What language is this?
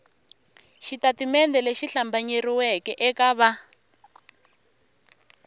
Tsonga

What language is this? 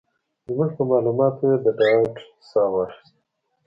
Pashto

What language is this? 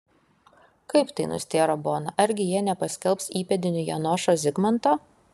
Lithuanian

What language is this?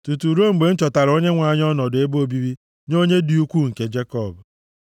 Igbo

